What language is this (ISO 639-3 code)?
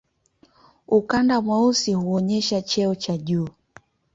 swa